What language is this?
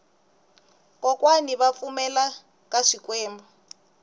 Tsonga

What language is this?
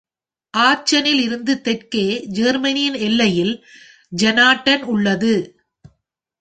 Tamil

